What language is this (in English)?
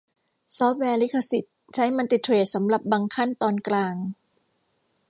Thai